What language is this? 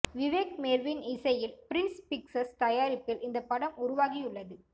Tamil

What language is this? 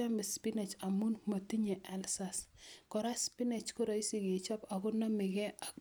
Kalenjin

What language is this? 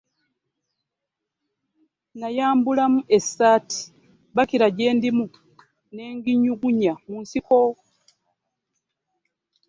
Ganda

